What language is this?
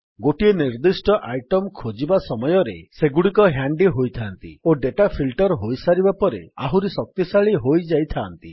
Odia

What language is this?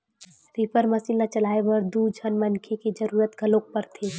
Chhattisgarhi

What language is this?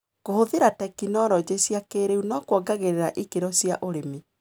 Kikuyu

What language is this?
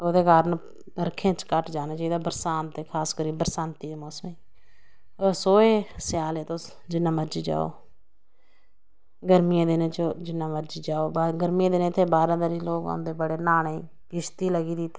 Dogri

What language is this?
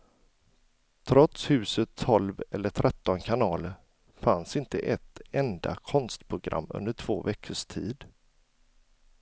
Swedish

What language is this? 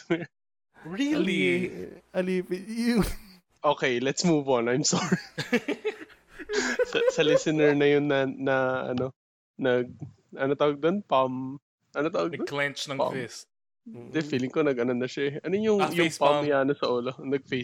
Filipino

